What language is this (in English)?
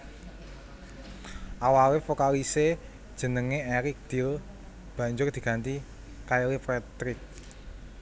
Javanese